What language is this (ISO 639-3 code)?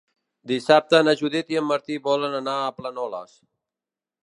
cat